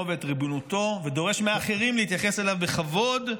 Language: Hebrew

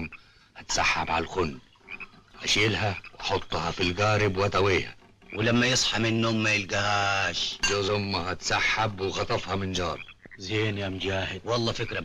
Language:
Arabic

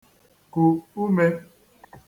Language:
Igbo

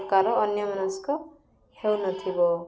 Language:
Odia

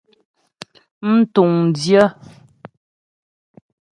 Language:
Ghomala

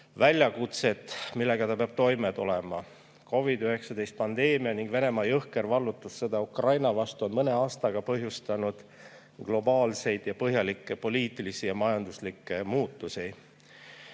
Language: Estonian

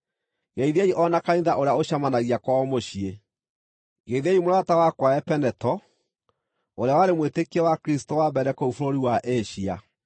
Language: Kikuyu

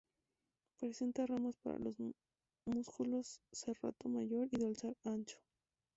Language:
Spanish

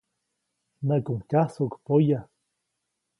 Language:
Copainalá Zoque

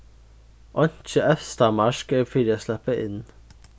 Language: Faroese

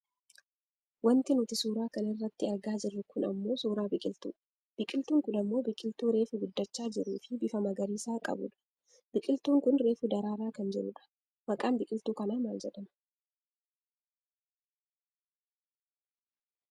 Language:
Oromo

